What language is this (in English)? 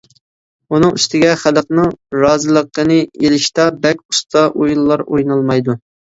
Uyghur